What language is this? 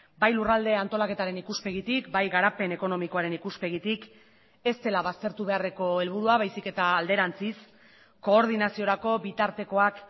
Basque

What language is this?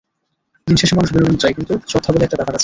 Bangla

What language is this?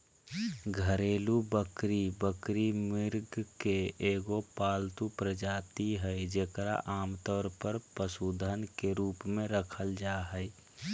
Magahi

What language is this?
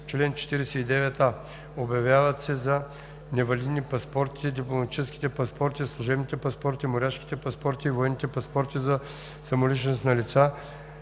Bulgarian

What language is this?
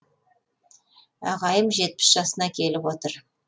Kazakh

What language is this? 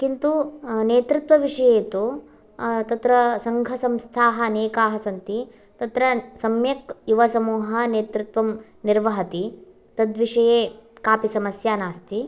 Sanskrit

